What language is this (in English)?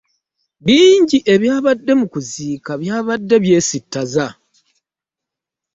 Ganda